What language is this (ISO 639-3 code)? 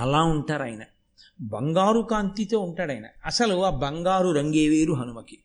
tel